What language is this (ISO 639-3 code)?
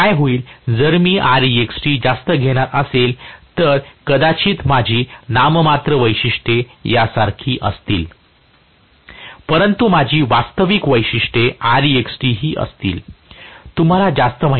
mar